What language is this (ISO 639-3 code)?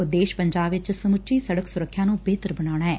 pan